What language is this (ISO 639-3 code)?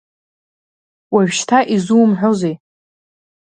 abk